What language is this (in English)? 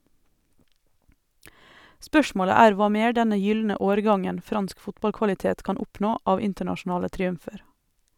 Norwegian